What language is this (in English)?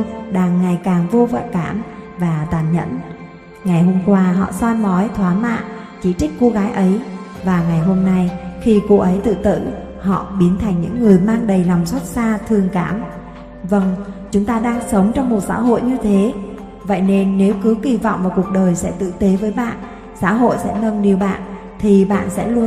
Vietnamese